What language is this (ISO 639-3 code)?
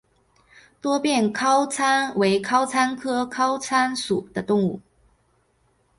zho